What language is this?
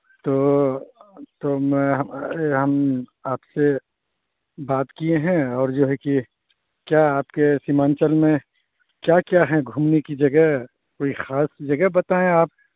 Urdu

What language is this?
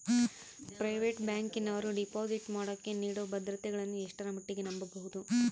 Kannada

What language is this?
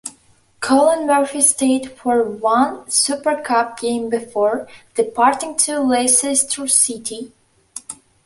English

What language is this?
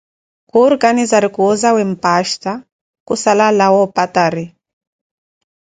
Koti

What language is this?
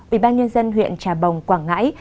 Vietnamese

